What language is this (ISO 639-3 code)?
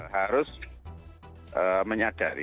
ind